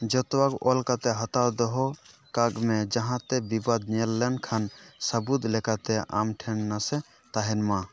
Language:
Santali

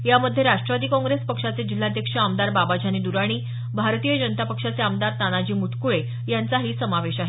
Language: Marathi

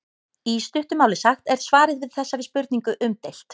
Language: Icelandic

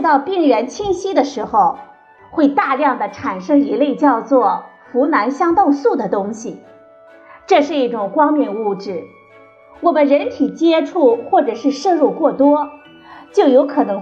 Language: Chinese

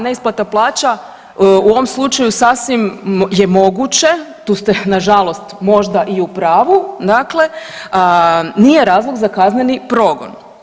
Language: Croatian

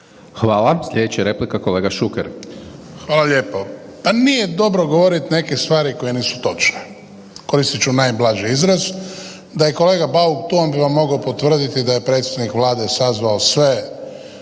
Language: Croatian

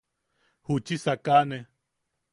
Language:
Yaqui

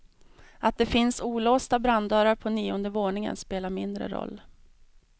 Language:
Swedish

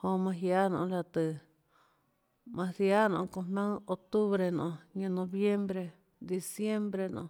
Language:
Tlacoatzintepec Chinantec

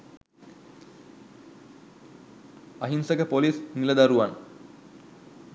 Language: Sinhala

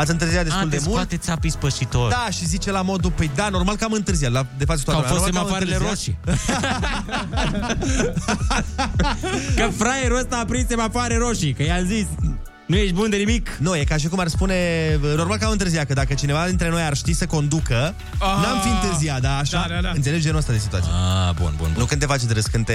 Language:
Romanian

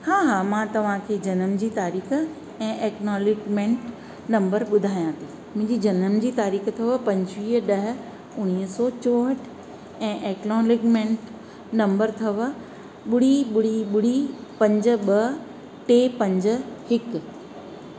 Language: Sindhi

